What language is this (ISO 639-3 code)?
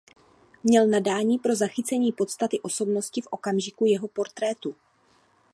ces